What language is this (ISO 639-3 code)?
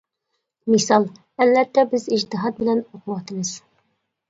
uig